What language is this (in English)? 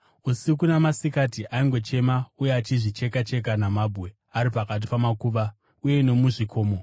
Shona